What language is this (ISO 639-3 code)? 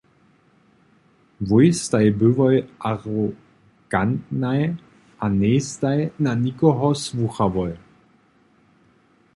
hsb